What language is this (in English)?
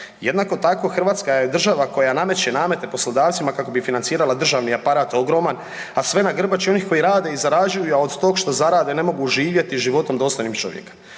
Croatian